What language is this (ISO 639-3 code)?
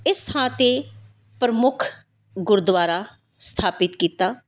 pan